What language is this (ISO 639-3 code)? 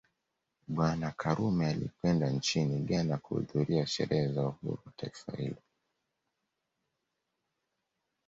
swa